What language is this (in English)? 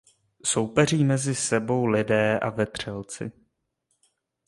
Czech